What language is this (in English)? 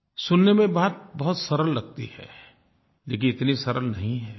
Hindi